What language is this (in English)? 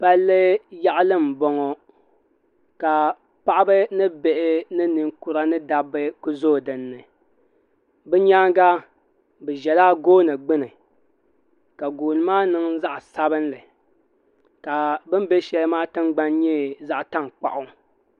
Dagbani